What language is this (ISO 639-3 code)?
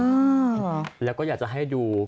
tha